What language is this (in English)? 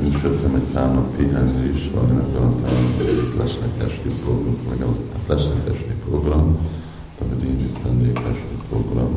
Hungarian